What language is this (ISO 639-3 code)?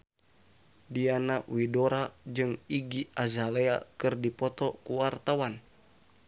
sun